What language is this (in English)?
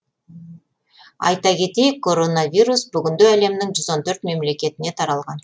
Kazakh